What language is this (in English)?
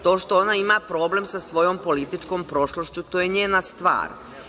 Serbian